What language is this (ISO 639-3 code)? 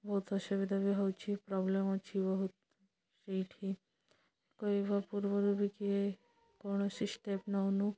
ori